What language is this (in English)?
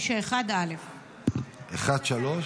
Hebrew